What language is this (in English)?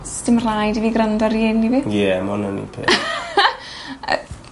Welsh